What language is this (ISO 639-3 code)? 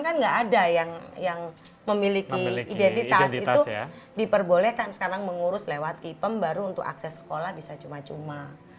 ind